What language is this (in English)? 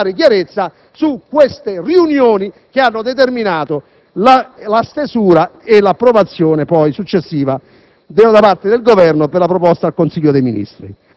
Italian